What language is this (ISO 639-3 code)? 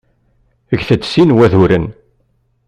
kab